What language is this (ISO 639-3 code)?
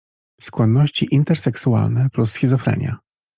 pol